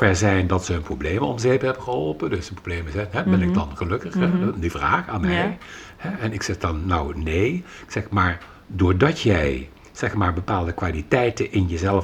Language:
Dutch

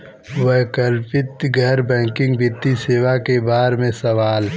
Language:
Bhojpuri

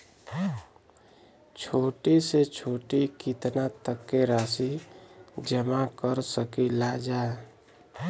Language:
Bhojpuri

